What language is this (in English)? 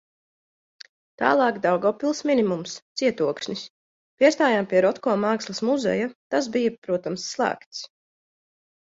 Latvian